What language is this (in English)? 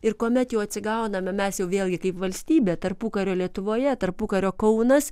Lithuanian